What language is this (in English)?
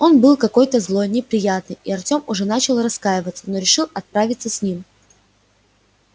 Russian